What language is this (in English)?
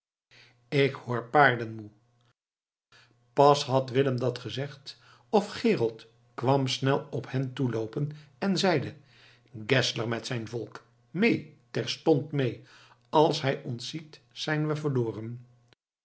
Dutch